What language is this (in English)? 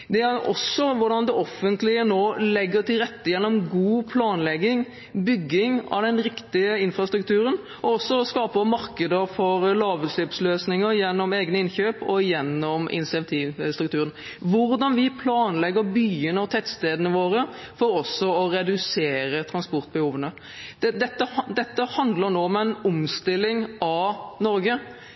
Norwegian Bokmål